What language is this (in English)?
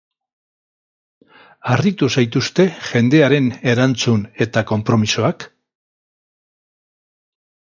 Basque